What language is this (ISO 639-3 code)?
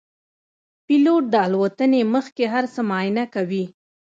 pus